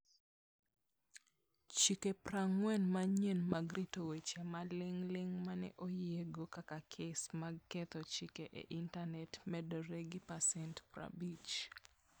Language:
Luo (Kenya and Tanzania)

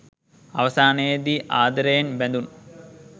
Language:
Sinhala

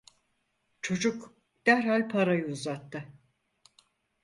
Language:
Turkish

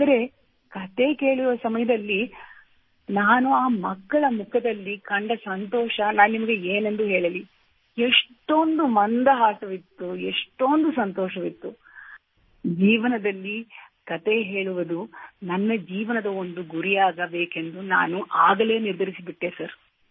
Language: Kannada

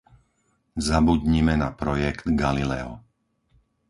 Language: Slovak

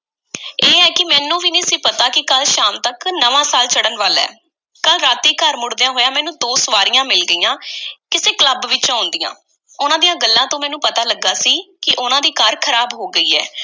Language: Punjabi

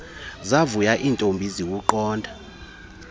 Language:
Xhosa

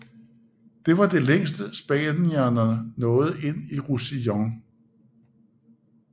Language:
Danish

